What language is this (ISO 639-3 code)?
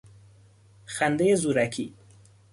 fas